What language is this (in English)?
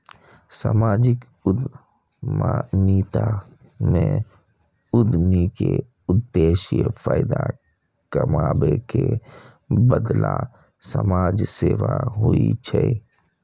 Maithili